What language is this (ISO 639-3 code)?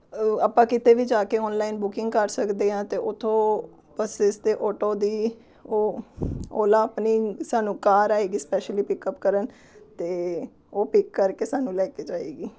pan